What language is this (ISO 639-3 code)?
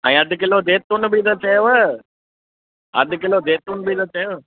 snd